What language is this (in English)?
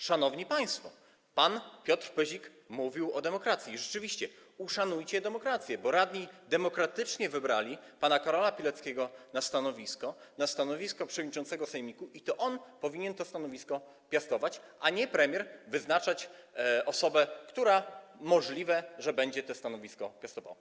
Polish